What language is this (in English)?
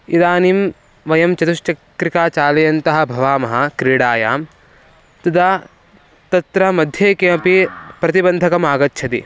Sanskrit